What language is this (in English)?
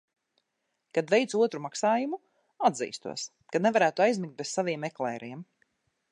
Latvian